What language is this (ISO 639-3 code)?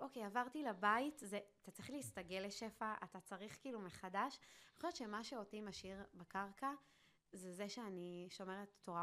heb